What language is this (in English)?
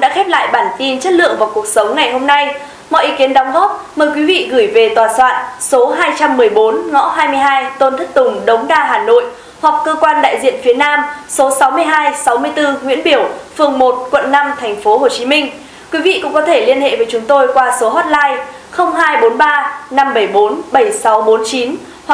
Vietnamese